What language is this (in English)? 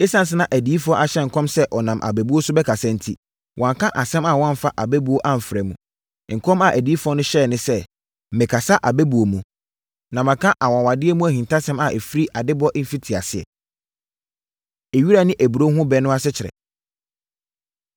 Akan